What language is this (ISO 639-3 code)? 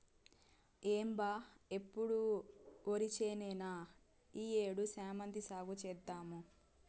tel